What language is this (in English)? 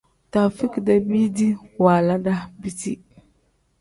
Tem